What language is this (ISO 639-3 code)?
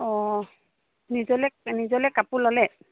asm